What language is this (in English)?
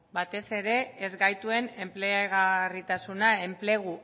Basque